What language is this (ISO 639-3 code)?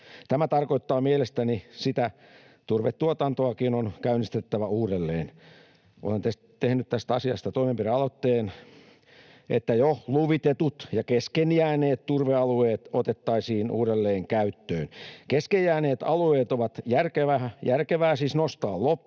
fin